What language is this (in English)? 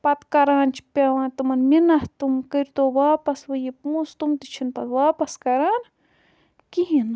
Kashmiri